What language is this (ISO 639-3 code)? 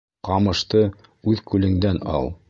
bak